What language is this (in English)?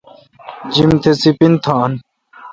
Kalkoti